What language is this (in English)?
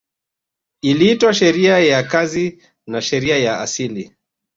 Swahili